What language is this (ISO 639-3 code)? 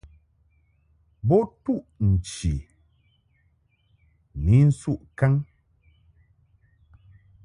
mhk